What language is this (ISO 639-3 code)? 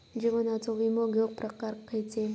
mar